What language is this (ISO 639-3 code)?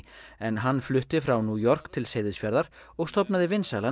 isl